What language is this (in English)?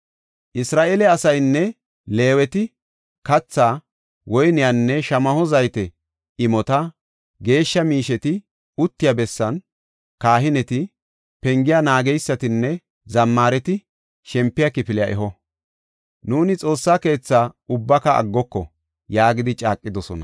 Gofa